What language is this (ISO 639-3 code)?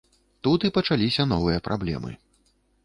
bel